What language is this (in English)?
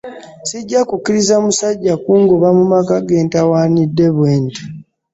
Ganda